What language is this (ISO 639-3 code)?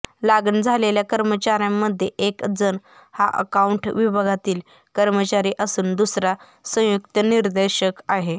mar